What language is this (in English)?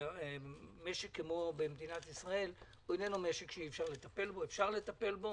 Hebrew